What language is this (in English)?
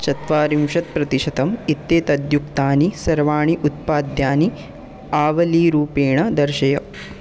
Sanskrit